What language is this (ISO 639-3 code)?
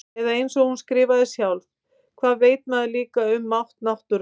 isl